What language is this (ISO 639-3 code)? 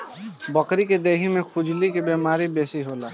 bho